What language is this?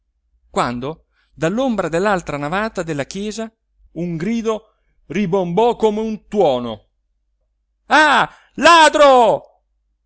Italian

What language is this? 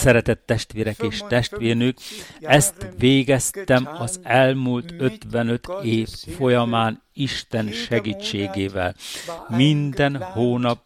Hungarian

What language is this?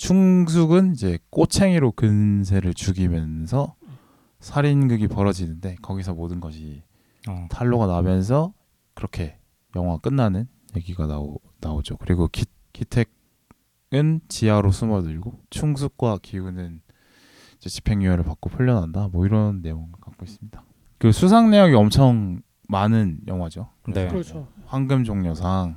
Korean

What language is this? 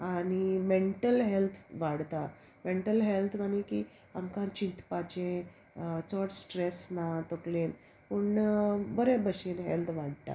Konkani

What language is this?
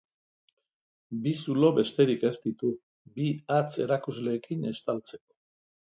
Basque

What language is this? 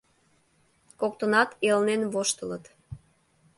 Mari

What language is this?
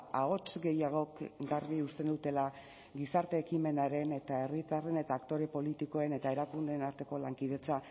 Basque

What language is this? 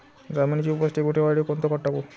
Marathi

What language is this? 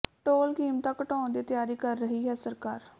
Punjabi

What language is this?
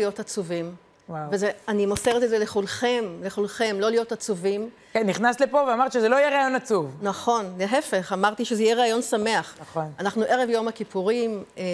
Hebrew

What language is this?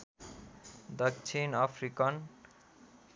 Nepali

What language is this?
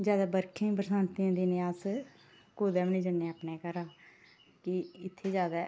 Dogri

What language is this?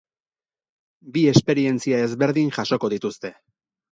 Basque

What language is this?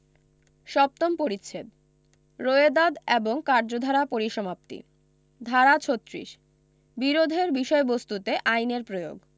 Bangla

